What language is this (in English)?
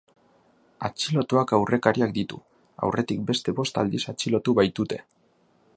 Basque